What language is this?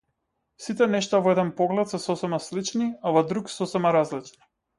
Macedonian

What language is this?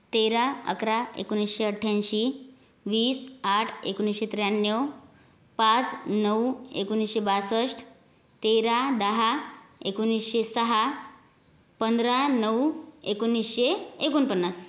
Marathi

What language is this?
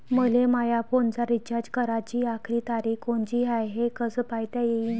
Marathi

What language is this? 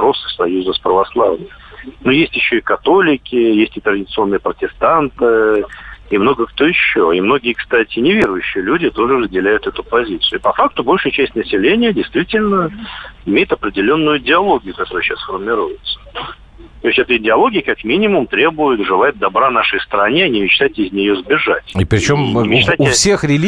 Russian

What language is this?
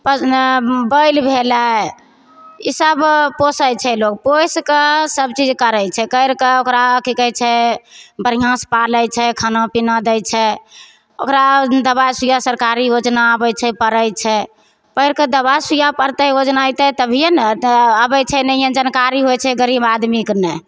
Maithili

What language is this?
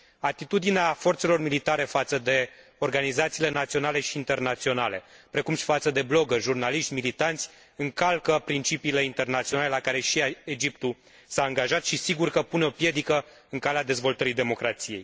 Romanian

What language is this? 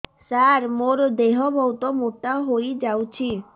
Odia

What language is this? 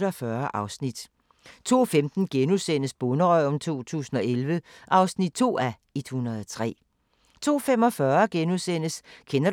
Danish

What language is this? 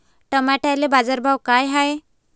Marathi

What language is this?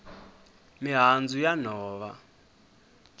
Tsonga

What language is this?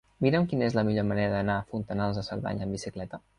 Catalan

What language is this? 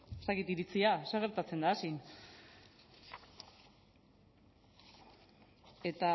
Basque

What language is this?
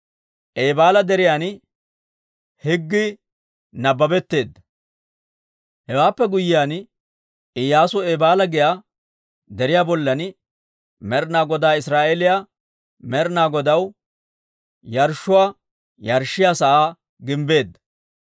Dawro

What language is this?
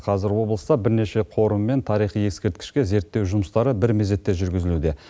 Kazakh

